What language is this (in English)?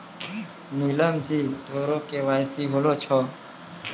Maithili